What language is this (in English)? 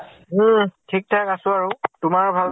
Assamese